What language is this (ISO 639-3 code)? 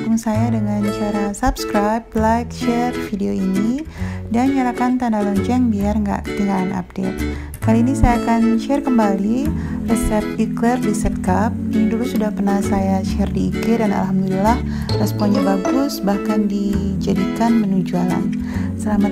ind